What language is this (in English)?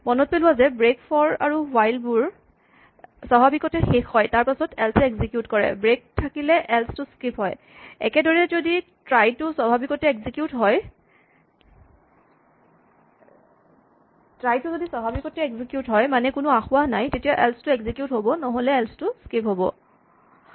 Assamese